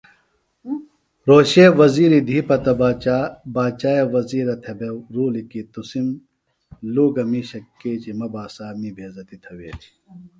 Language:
Phalura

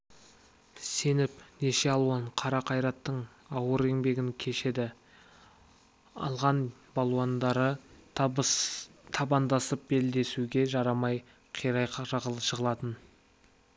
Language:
Kazakh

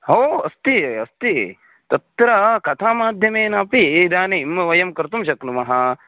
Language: Sanskrit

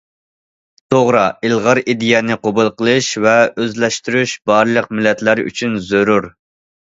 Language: Uyghur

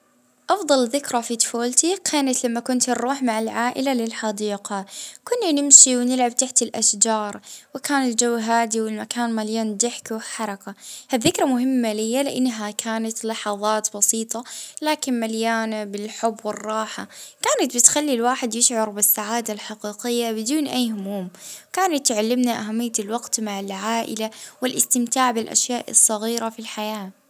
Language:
Libyan Arabic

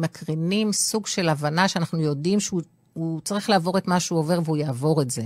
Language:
Hebrew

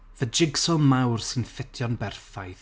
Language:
Welsh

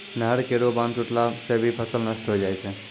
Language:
Maithili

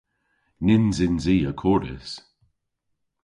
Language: Cornish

